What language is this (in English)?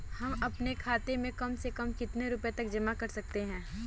Hindi